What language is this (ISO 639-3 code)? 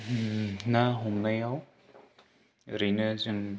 brx